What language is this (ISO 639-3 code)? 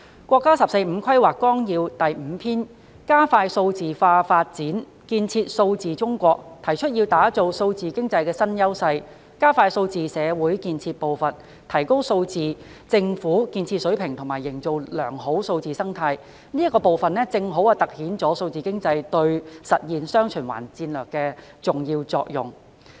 yue